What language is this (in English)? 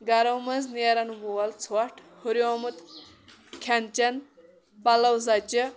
Kashmiri